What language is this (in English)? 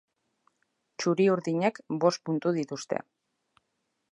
Basque